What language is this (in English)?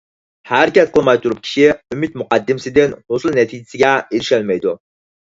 Uyghur